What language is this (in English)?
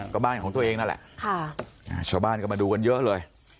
Thai